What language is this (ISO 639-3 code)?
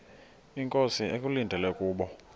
xho